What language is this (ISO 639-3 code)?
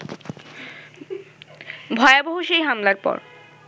ben